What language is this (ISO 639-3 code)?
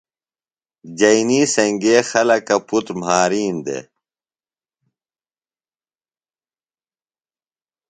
phl